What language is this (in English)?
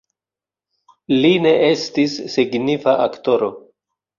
Esperanto